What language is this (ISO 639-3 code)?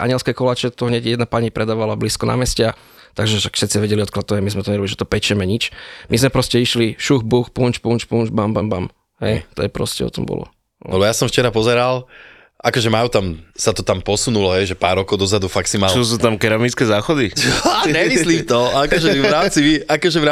slk